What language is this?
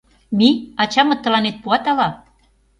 Mari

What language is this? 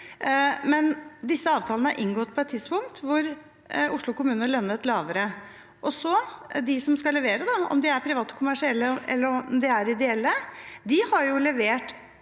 Norwegian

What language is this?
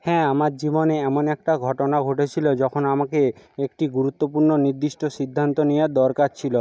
Bangla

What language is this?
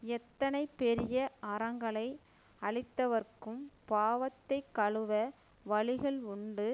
Tamil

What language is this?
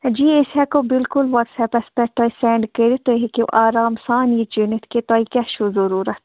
Kashmiri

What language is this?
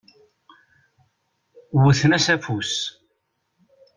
Kabyle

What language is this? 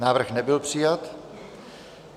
Czech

